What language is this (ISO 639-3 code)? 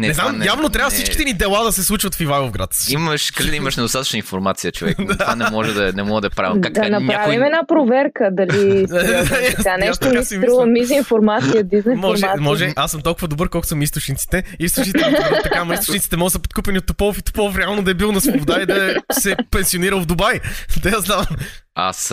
bul